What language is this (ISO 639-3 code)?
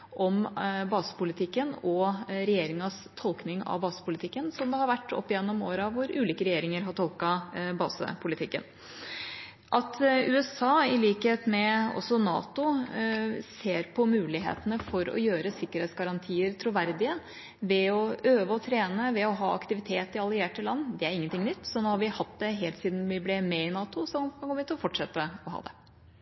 nob